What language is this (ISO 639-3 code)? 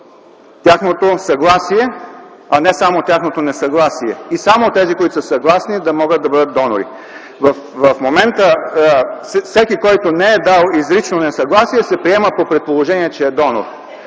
bul